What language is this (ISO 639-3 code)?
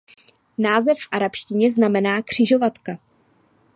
ces